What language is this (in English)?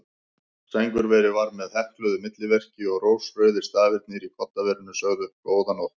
Icelandic